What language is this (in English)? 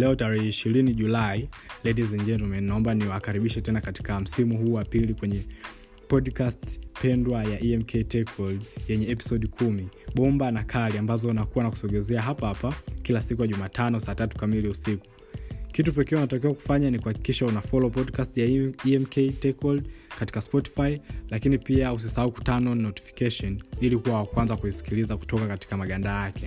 Swahili